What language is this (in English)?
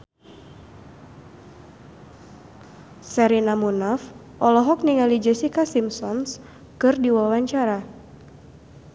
Sundanese